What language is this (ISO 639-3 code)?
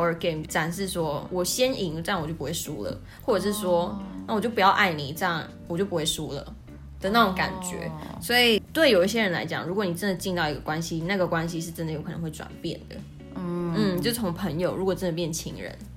zho